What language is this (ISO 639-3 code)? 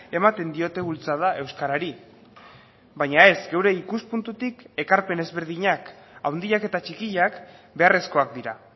eus